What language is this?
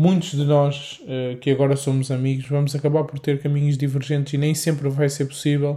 Portuguese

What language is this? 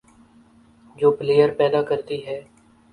Urdu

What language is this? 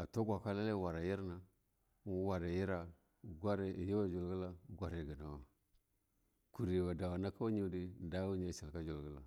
Longuda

